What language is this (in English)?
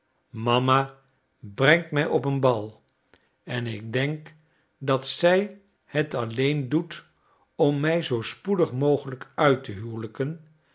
Dutch